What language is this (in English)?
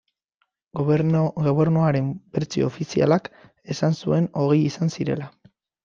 Basque